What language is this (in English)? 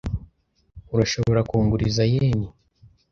Kinyarwanda